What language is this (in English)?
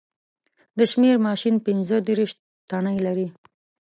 Pashto